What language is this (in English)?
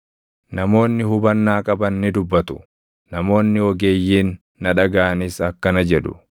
Oromo